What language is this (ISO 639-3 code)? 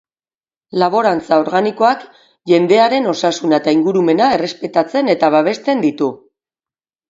eus